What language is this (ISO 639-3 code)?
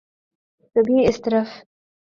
urd